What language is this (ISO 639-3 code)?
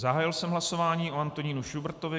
ces